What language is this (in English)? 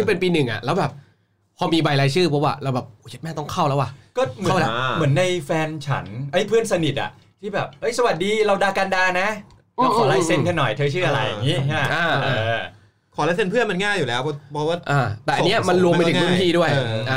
Thai